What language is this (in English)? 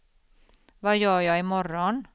Swedish